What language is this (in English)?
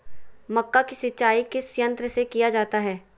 Magahi